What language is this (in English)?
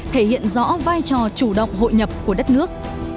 Vietnamese